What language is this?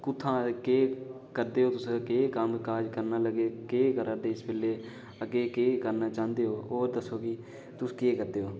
Dogri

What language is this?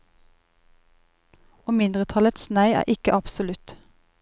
Norwegian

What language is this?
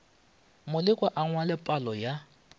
Northern Sotho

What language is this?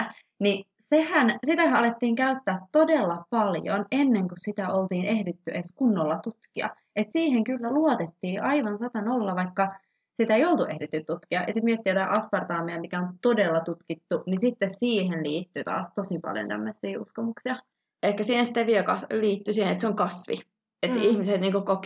Finnish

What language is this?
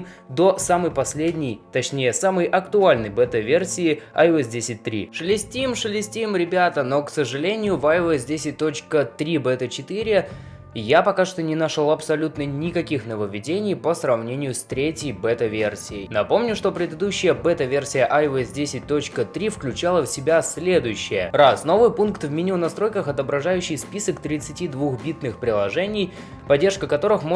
Russian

